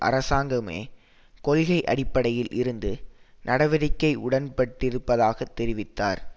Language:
Tamil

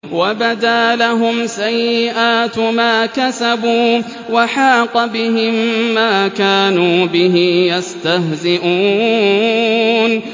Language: Arabic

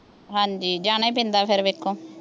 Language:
Punjabi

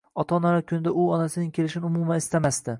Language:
Uzbek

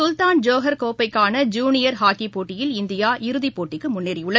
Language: Tamil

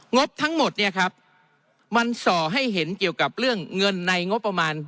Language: Thai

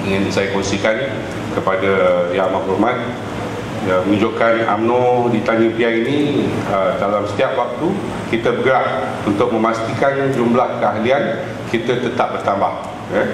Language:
Malay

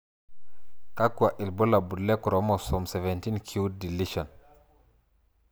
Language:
Masai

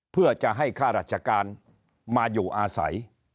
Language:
Thai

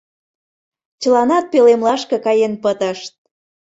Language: Mari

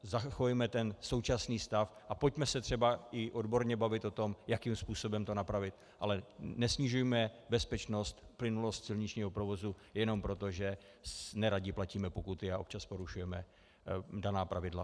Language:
Czech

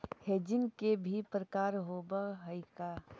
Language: Magahi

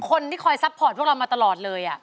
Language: Thai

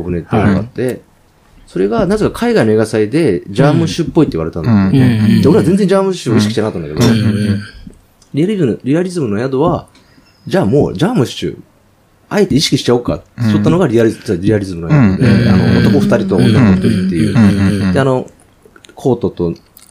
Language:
Japanese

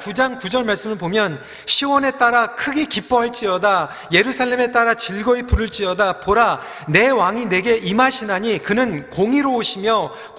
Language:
Korean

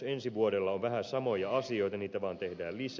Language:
Finnish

